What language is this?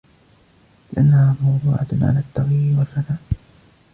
Arabic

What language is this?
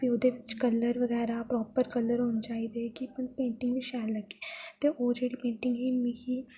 Dogri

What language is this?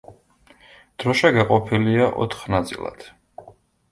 Georgian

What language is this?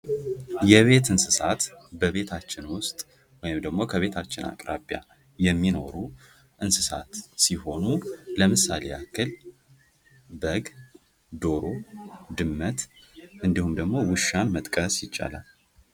Amharic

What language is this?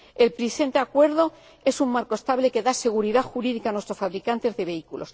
Spanish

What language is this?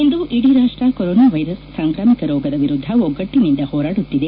Kannada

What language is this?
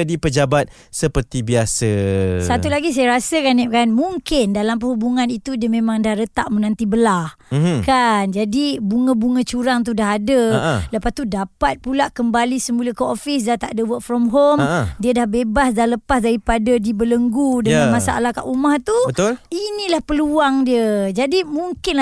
Malay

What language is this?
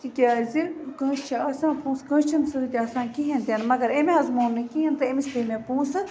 Kashmiri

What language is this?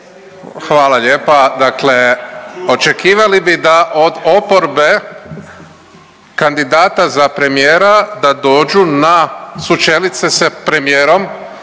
Croatian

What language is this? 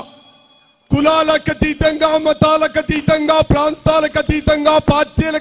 Telugu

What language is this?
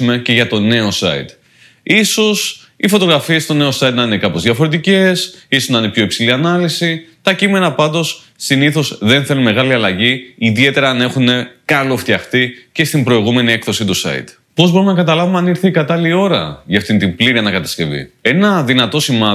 Greek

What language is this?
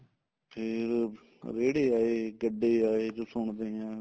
Punjabi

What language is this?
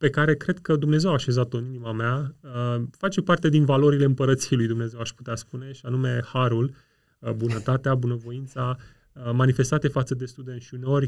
Romanian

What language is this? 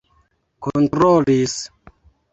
Esperanto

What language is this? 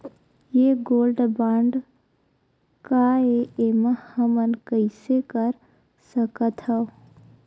Chhattisgarhi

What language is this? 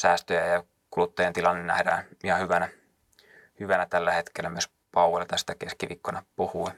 Finnish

